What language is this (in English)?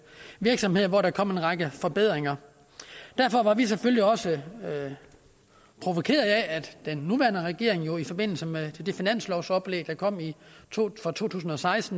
Danish